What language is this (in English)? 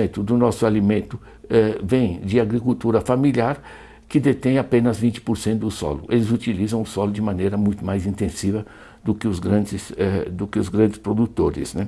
Portuguese